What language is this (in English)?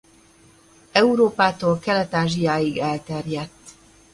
Hungarian